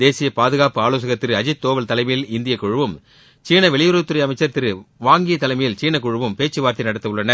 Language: Tamil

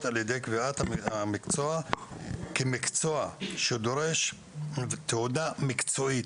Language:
Hebrew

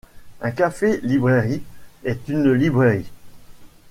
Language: French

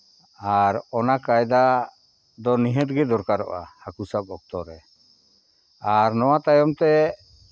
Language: Santali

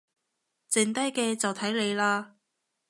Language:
Cantonese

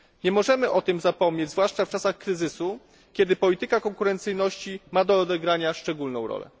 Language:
Polish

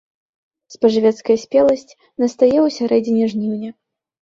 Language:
Belarusian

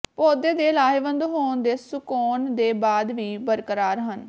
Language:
Punjabi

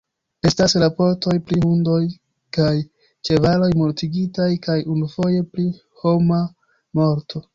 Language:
Esperanto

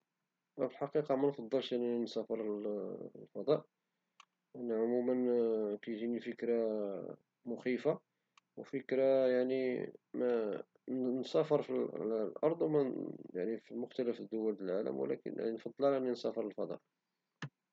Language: Moroccan Arabic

